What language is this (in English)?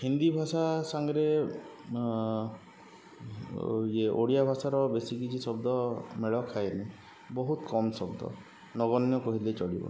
Odia